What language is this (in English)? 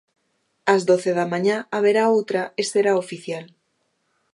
Galician